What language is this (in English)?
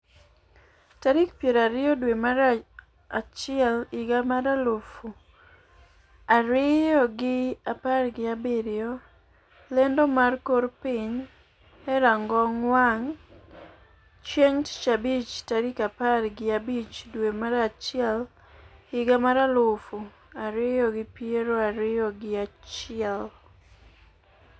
Luo (Kenya and Tanzania)